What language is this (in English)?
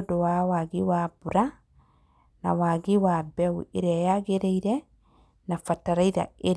Kikuyu